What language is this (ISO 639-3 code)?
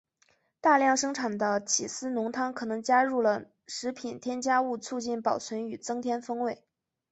zho